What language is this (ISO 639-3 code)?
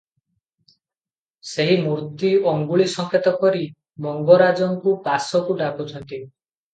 ori